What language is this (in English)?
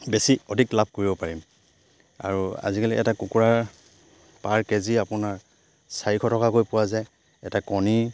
Assamese